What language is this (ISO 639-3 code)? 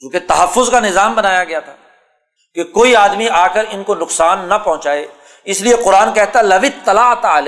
urd